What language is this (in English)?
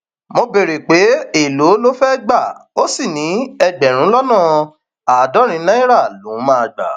Yoruba